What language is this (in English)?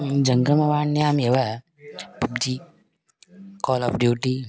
Sanskrit